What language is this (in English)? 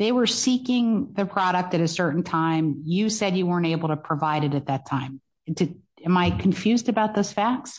English